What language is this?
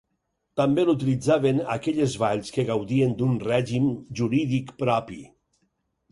Catalan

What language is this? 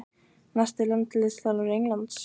Icelandic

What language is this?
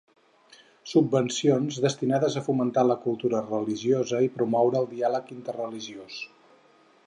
Catalan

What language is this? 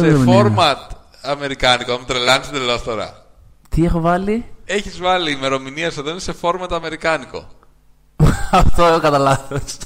Greek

